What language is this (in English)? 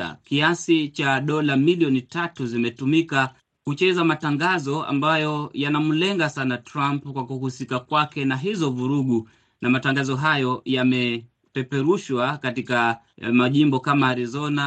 Swahili